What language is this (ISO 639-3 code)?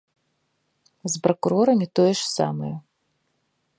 bel